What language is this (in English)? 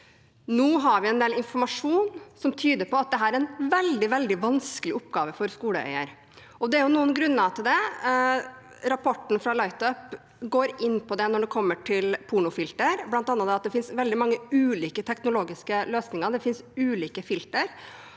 Norwegian